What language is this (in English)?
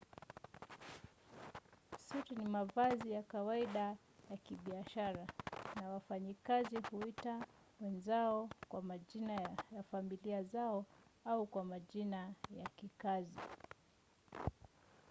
Swahili